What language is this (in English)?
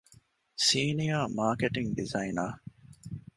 Divehi